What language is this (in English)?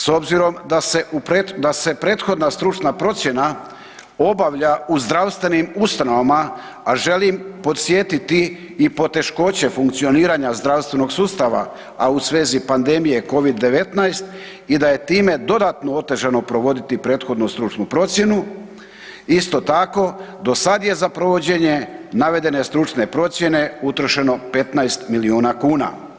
Croatian